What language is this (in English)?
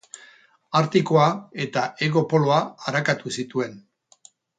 Basque